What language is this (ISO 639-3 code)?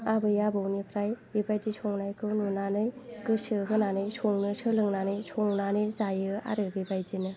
brx